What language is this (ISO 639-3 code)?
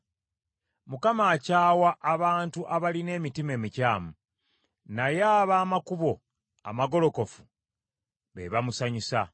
lug